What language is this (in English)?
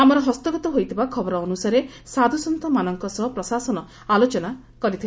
Odia